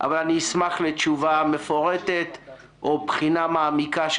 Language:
Hebrew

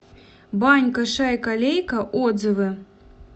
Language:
Russian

